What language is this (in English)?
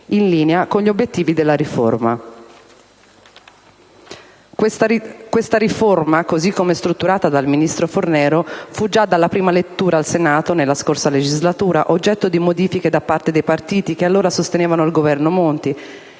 Italian